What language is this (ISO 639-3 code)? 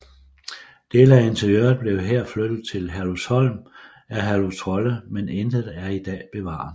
dan